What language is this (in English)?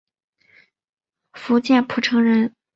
Chinese